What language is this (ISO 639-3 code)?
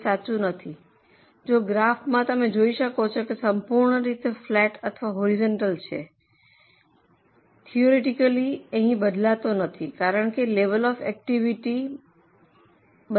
guj